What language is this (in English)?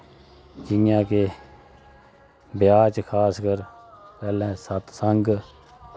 Dogri